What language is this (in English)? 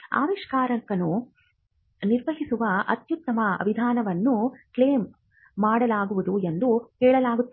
Kannada